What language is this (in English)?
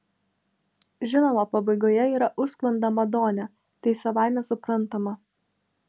Lithuanian